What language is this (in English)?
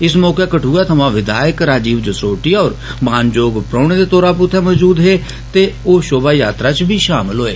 Dogri